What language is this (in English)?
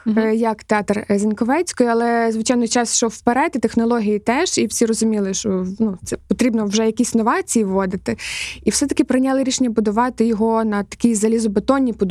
Ukrainian